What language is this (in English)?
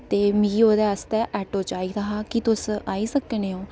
Dogri